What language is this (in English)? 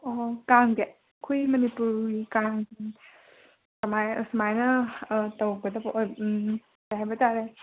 Manipuri